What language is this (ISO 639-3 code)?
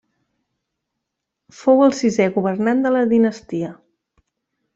cat